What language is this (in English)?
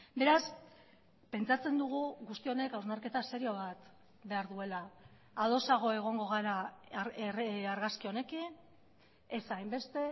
Basque